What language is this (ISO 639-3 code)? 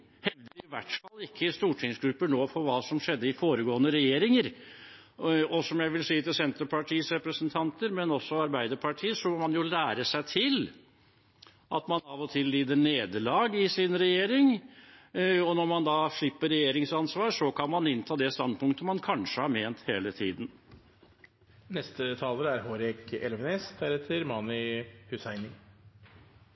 nob